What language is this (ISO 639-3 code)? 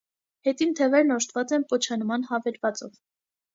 hye